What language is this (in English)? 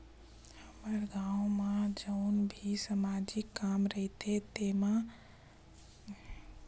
Chhattisgarhi